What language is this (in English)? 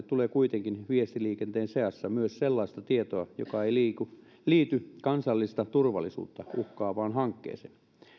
Finnish